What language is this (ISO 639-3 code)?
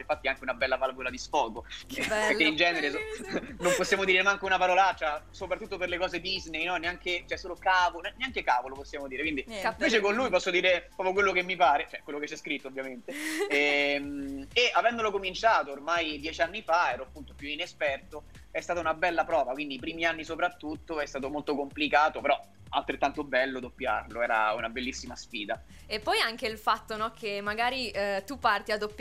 ita